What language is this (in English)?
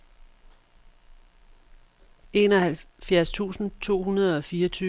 Danish